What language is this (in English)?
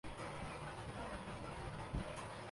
Urdu